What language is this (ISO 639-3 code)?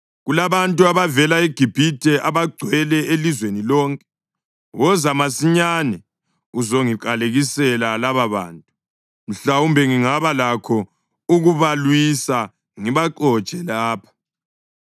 nde